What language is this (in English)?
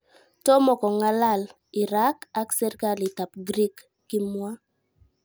Kalenjin